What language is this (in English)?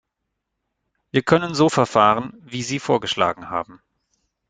German